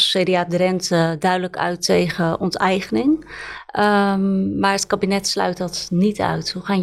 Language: Dutch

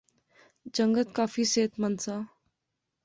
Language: Pahari-Potwari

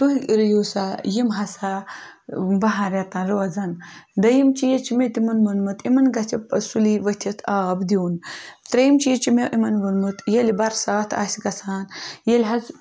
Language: Kashmiri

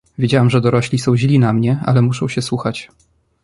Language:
Polish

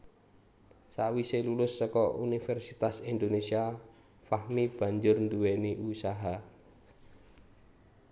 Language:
Javanese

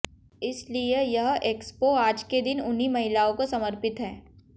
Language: Hindi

